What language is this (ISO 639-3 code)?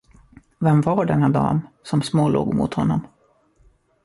swe